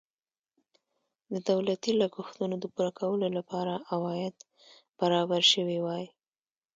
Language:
Pashto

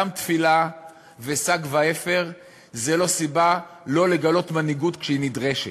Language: Hebrew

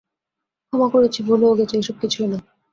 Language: Bangla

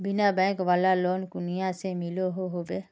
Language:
Magahi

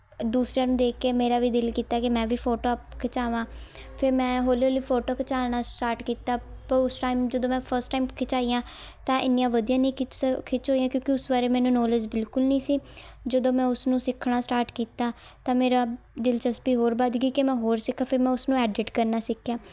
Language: Punjabi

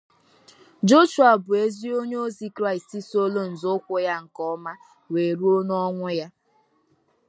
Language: Igbo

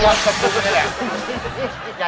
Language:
Thai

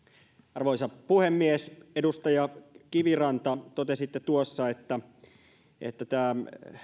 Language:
Finnish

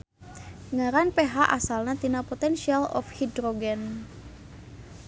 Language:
Sundanese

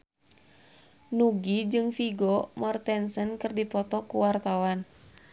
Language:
Sundanese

